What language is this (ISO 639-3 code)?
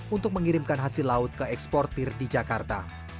ind